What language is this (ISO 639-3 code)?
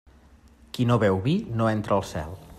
cat